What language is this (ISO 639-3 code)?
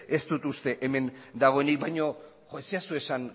eus